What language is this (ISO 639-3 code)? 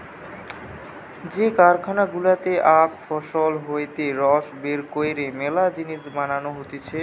ben